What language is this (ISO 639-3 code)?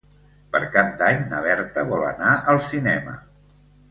cat